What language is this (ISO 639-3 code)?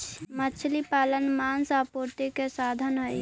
mag